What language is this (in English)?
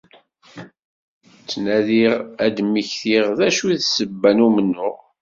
Kabyle